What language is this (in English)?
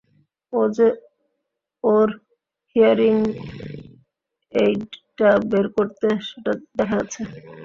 Bangla